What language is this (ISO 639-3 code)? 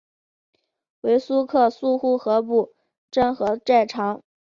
zho